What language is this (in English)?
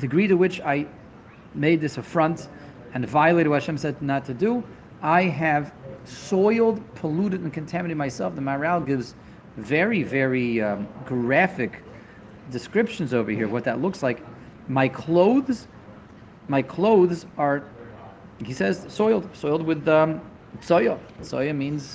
English